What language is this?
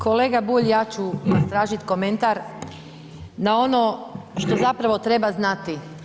Croatian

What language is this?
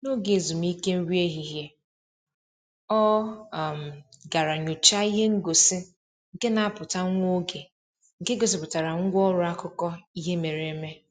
Igbo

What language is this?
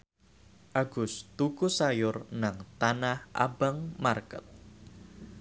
Javanese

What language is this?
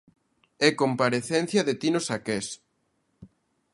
Galician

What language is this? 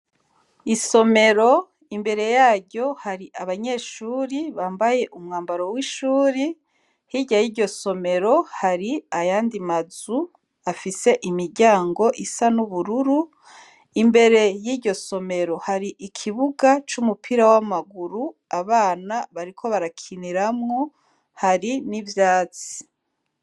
Rundi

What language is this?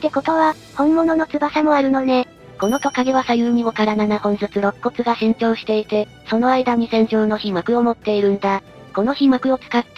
Japanese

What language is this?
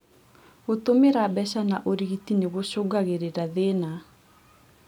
Kikuyu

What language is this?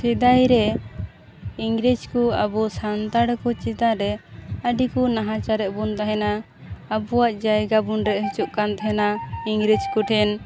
Santali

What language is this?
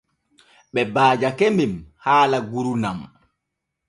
Borgu Fulfulde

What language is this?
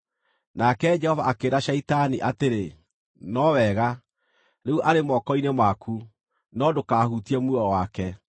Kikuyu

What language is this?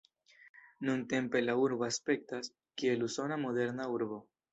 Esperanto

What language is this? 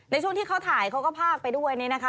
Thai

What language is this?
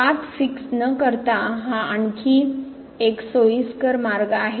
Marathi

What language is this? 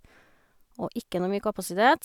Norwegian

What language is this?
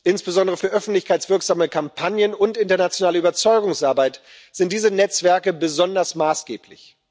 German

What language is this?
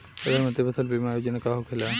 Bhojpuri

